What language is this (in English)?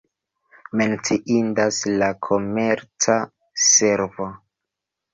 Esperanto